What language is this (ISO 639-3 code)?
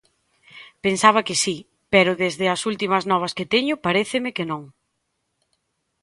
glg